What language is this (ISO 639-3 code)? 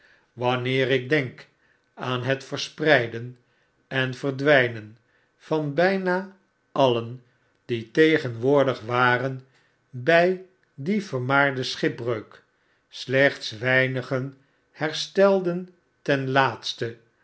nld